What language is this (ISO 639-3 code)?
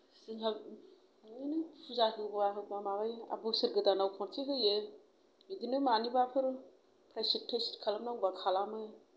brx